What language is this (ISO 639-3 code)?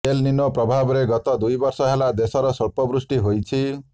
ori